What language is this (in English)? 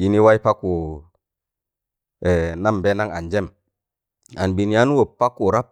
Tangale